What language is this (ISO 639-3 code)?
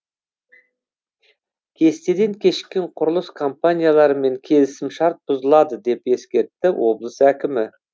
kaz